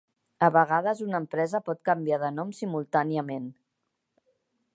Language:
Catalan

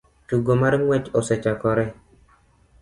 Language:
Luo (Kenya and Tanzania)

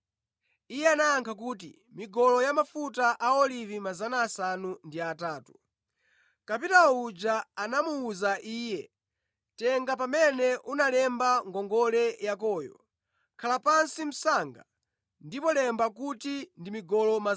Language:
Nyanja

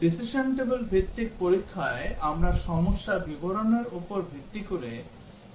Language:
Bangla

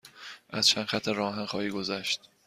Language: Persian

